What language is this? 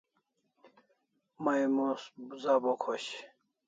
Kalasha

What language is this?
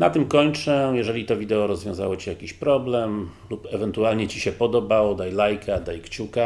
Polish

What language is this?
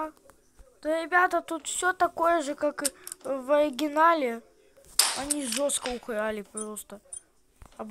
Russian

